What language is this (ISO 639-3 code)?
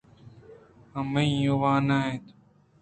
bgp